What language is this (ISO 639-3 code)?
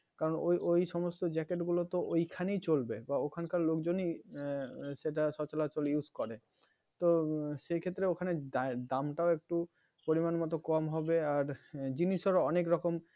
ben